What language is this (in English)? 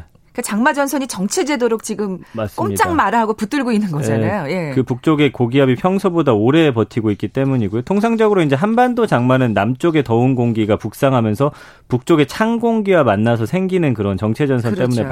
Korean